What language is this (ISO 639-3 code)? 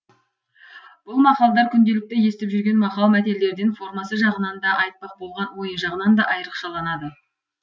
kaz